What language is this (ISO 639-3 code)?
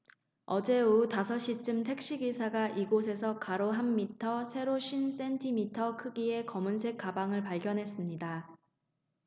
kor